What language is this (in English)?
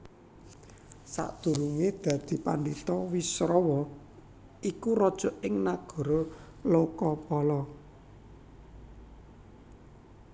Javanese